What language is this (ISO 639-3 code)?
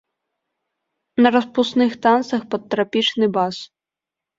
bel